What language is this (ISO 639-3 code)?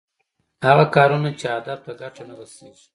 pus